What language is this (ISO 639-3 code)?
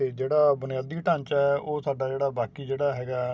pan